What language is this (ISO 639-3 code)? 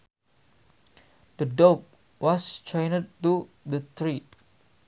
sun